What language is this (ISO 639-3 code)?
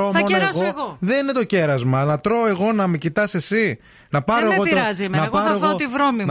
ell